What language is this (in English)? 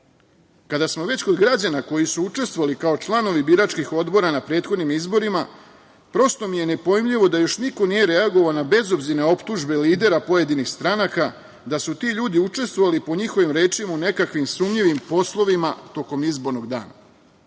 Serbian